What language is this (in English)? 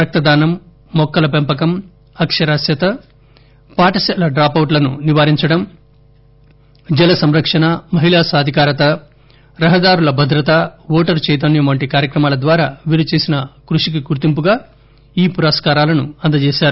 Telugu